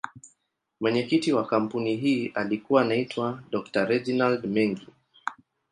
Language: Swahili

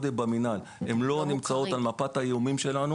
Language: Hebrew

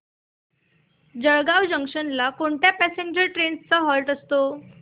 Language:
Marathi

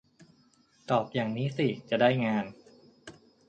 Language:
Thai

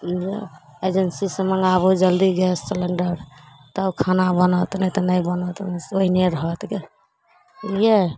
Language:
Maithili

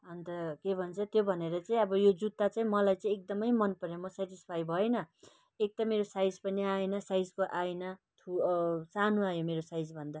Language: Nepali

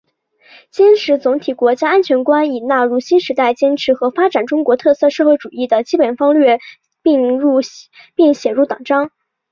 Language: Chinese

